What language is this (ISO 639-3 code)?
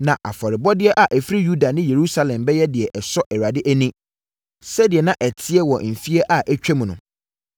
aka